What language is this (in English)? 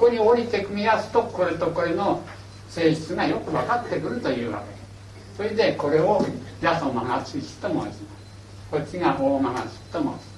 Japanese